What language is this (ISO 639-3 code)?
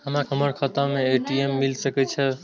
mai